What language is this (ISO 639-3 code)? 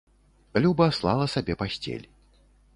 bel